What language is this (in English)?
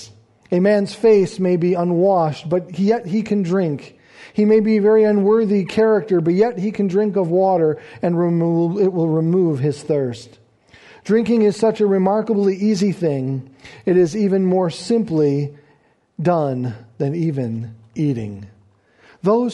English